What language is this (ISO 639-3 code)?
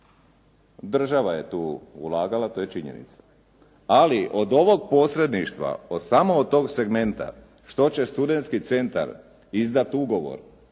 hrv